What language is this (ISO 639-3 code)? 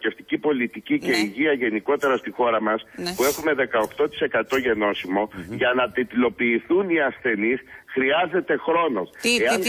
ell